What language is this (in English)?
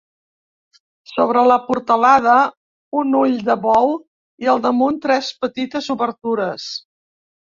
Catalan